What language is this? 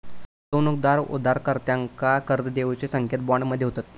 Marathi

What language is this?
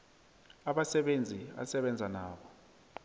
South Ndebele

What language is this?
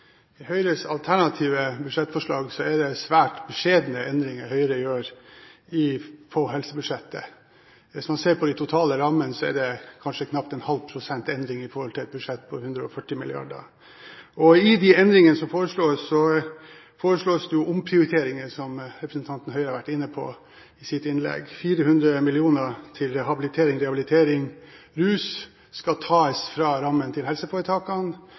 Norwegian Bokmål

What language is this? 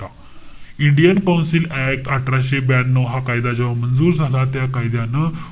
Marathi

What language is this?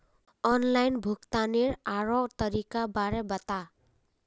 Magahi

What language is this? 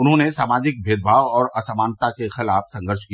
Hindi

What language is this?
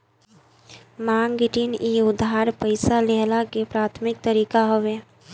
Bhojpuri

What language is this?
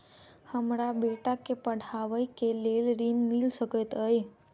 Maithili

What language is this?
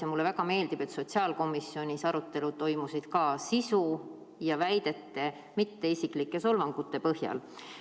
Estonian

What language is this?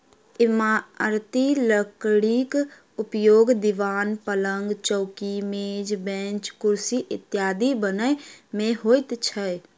Maithili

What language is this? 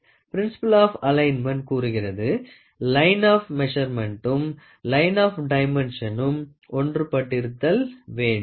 Tamil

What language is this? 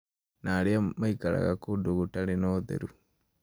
Kikuyu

